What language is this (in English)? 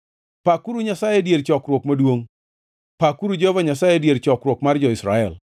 Luo (Kenya and Tanzania)